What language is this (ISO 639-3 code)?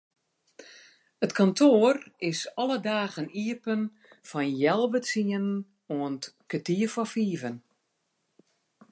fry